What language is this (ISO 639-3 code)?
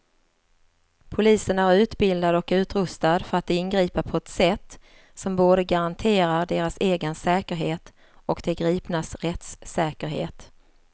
swe